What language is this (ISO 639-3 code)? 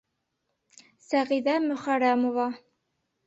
bak